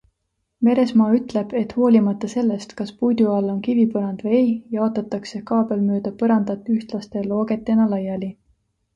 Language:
Estonian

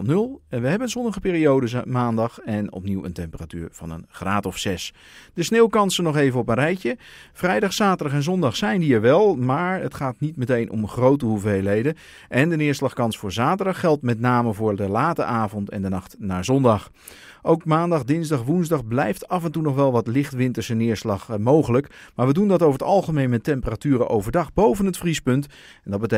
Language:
Dutch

